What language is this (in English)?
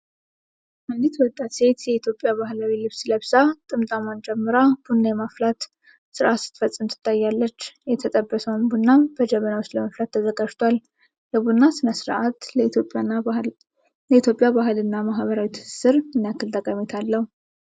Amharic